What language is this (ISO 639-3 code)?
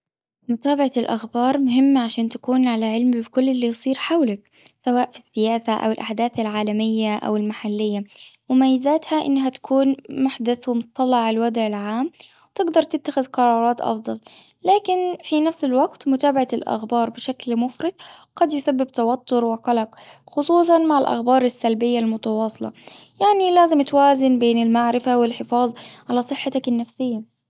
afb